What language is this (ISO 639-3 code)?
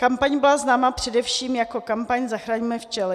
ces